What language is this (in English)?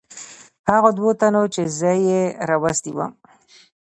Pashto